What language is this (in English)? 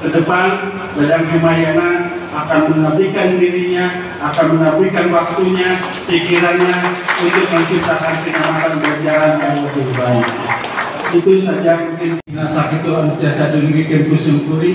Indonesian